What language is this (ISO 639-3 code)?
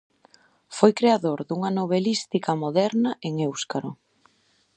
glg